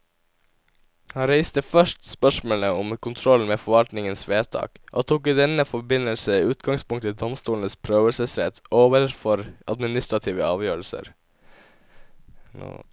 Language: Norwegian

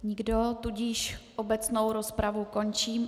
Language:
Czech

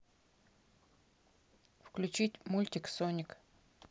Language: Russian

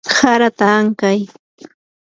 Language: Yanahuanca Pasco Quechua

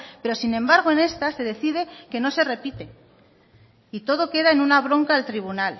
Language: Spanish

